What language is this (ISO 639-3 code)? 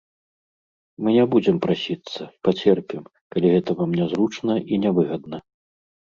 bel